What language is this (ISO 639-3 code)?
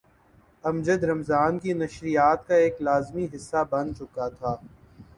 urd